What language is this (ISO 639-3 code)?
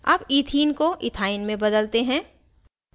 hin